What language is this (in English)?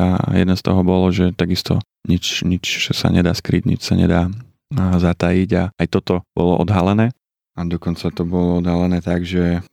Slovak